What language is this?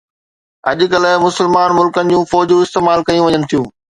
Sindhi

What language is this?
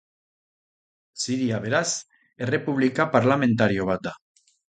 Basque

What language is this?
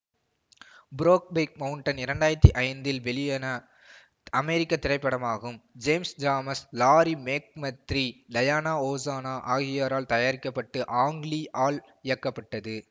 Tamil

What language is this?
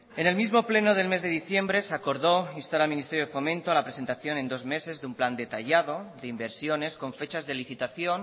Spanish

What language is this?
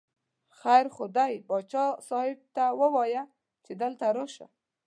Pashto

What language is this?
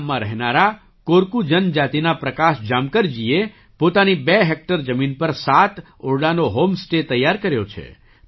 Gujarati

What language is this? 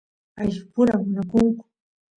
Santiago del Estero Quichua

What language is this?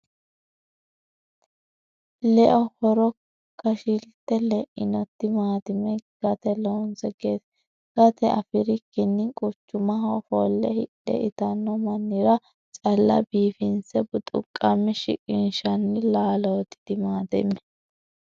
Sidamo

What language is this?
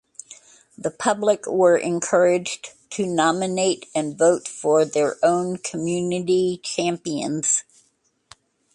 English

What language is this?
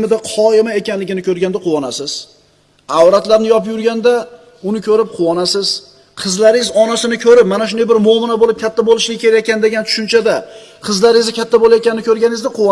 Uzbek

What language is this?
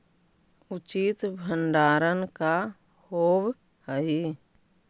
Magahi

